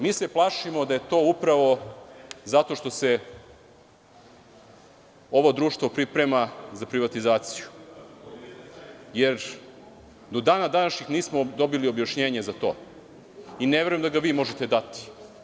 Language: Serbian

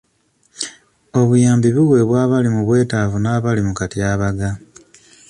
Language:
Ganda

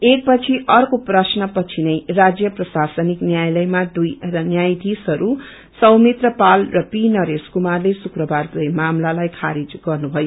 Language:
Nepali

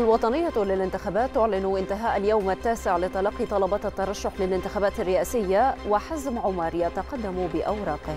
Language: Arabic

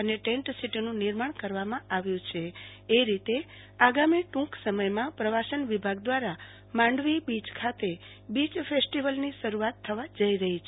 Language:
Gujarati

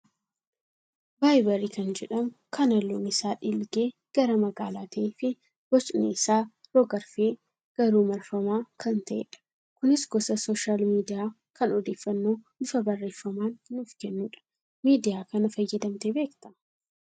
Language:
Oromo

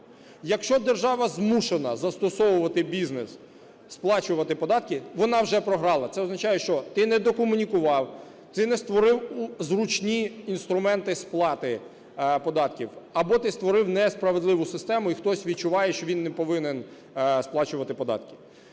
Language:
Ukrainian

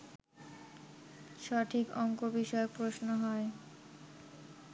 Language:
Bangla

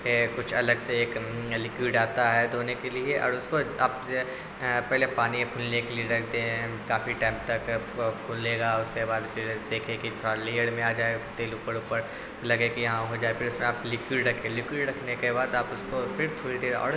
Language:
Urdu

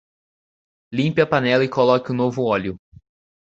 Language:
Portuguese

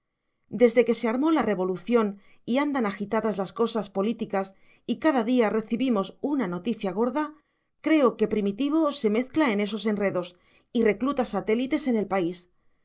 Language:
Spanish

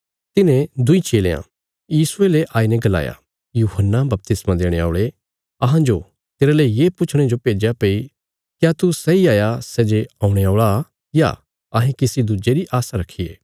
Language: Bilaspuri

